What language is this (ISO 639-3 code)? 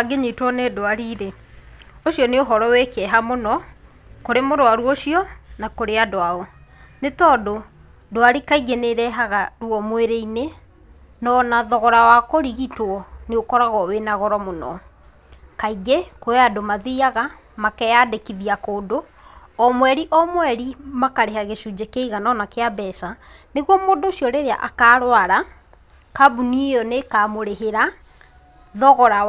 kik